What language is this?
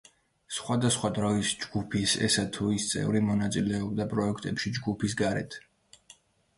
Georgian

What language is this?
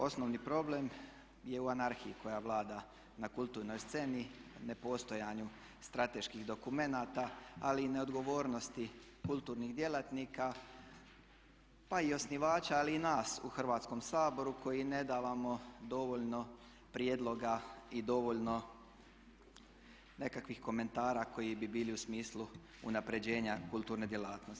Croatian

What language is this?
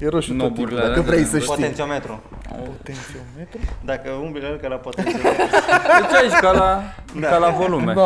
Romanian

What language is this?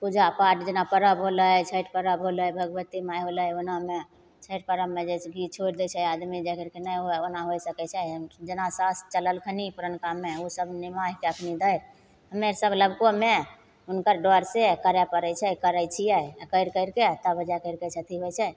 Maithili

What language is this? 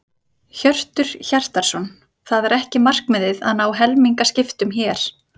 Icelandic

